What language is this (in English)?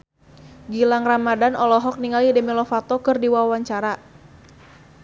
Sundanese